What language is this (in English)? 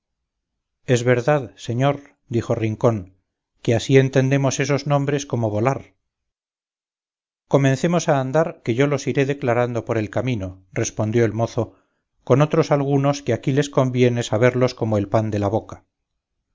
Spanish